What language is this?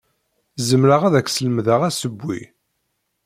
Kabyle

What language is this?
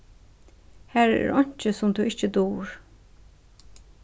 Faroese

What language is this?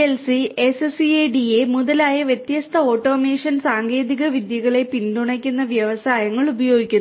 Malayalam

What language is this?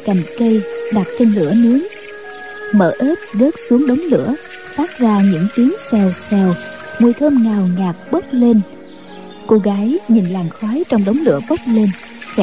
Vietnamese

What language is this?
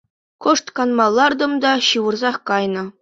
Chuvash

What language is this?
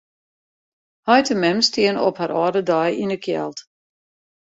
Western Frisian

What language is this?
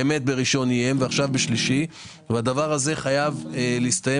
Hebrew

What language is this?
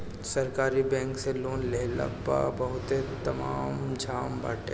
Bhojpuri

